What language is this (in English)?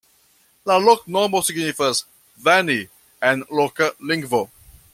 Esperanto